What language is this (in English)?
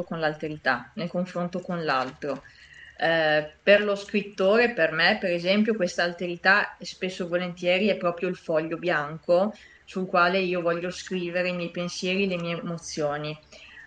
Italian